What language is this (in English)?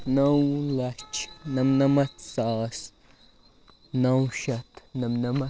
Kashmiri